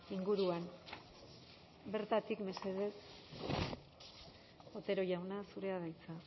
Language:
Basque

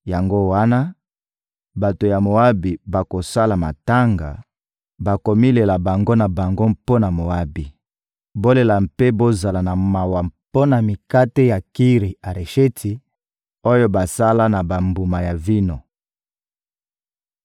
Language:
Lingala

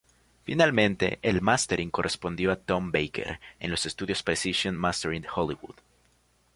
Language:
Spanish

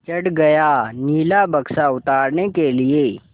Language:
Hindi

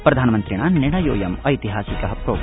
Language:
Sanskrit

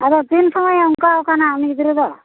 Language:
Santali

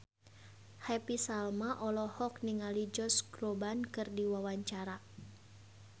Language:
Sundanese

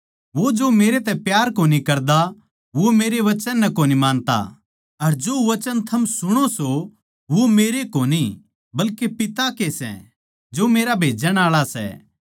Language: Haryanvi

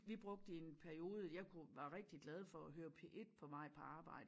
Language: Danish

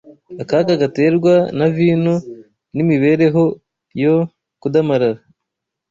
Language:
Kinyarwanda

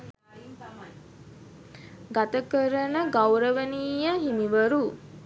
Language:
Sinhala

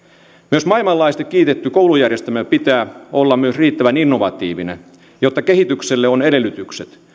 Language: Finnish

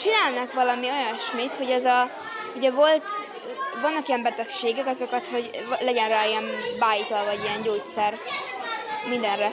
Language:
Hungarian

